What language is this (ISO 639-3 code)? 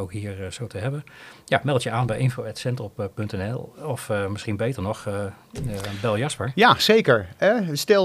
nld